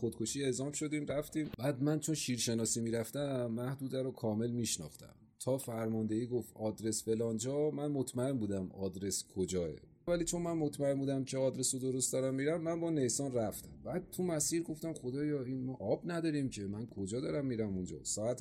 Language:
Persian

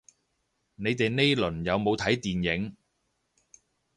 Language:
Cantonese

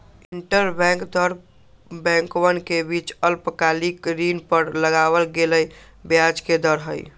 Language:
Magahi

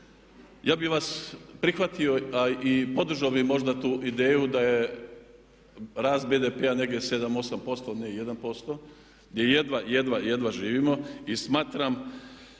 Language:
Croatian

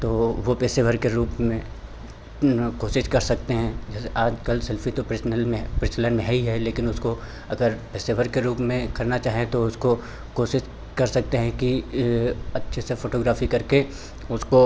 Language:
Hindi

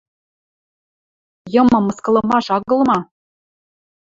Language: Western Mari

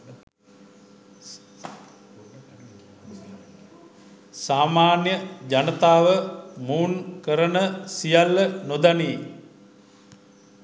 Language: Sinhala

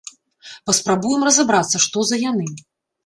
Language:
Belarusian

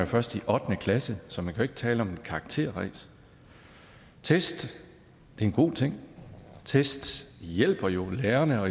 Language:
Danish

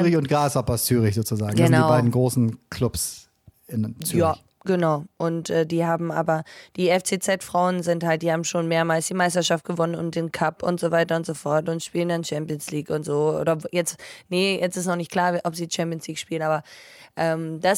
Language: German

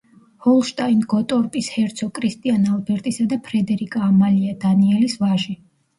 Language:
Georgian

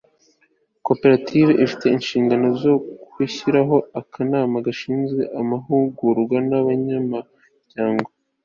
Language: Kinyarwanda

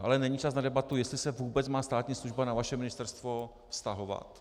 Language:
Czech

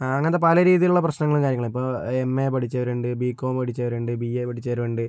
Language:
Malayalam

